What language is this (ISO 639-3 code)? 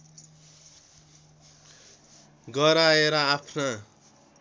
nep